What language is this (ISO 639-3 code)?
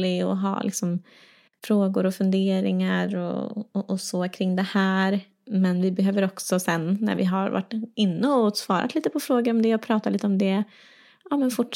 swe